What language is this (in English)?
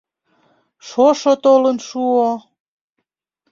Mari